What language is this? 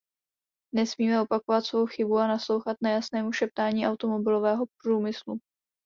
Czech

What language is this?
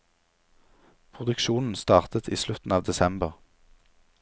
Norwegian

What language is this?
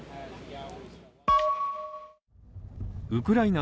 Japanese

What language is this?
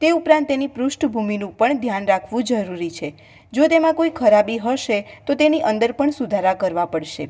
Gujarati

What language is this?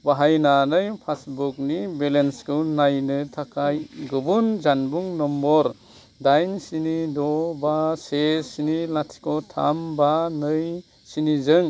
Bodo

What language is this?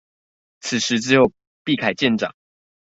Chinese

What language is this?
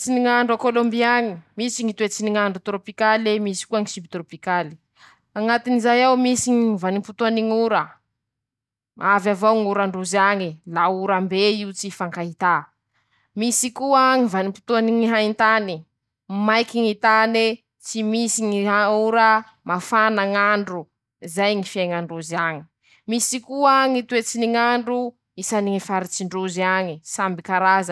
Masikoro Malagasy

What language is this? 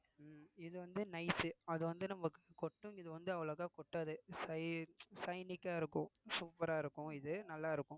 Tamil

